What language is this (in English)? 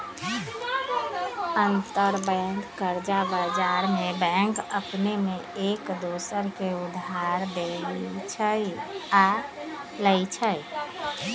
Magahi